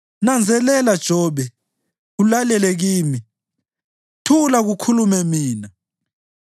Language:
North Ndebele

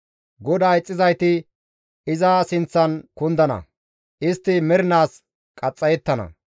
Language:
Gamo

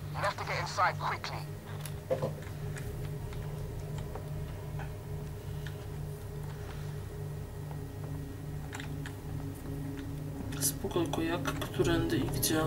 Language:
Polish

